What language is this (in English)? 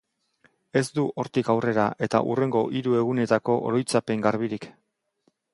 Basque